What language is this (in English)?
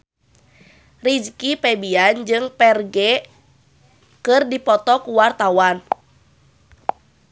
Sundanese